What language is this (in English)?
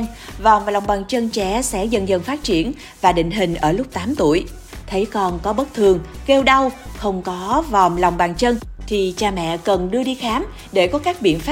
Vietnamese